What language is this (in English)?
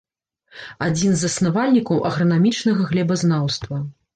Belarusian